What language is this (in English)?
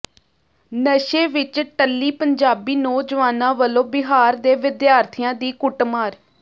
Punjabi